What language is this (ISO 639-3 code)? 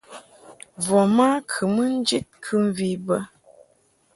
mhk